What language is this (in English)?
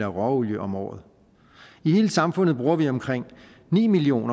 Danish